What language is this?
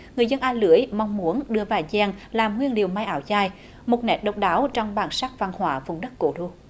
Vietnamese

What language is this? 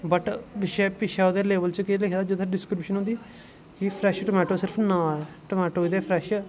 Dogri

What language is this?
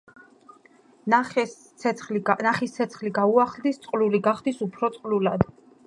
Georgian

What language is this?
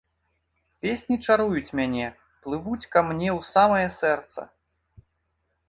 Belarusian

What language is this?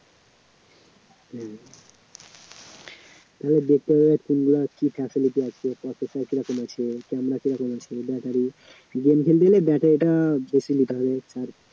Bangla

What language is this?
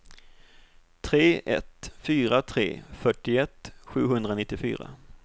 Swedish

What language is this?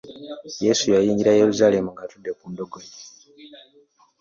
Ganda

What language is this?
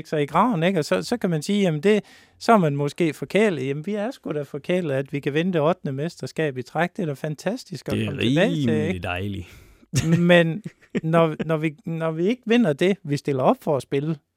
Danish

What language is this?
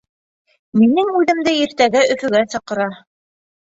Bashkir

